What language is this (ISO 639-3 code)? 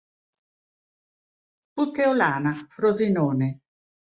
ita